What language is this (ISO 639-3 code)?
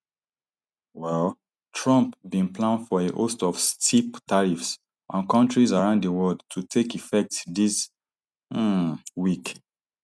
pcm